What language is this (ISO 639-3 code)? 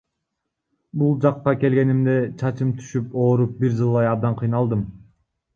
kir